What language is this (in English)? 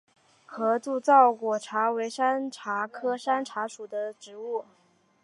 Chinese